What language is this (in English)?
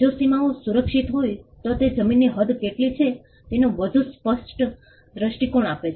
Gujarati